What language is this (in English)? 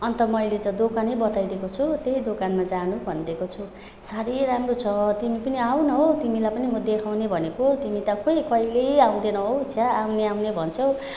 Nepali